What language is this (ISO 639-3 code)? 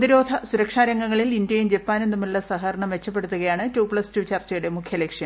mal